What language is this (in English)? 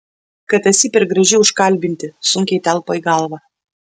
Lithuanian